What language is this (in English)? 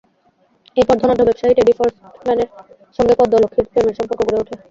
Bangla